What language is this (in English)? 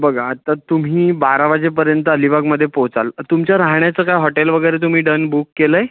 Marathi